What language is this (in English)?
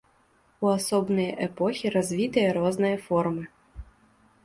Belarusian